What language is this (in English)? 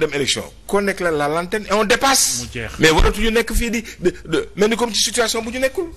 French